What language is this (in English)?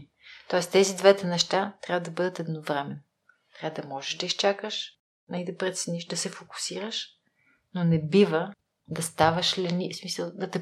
Bulgarian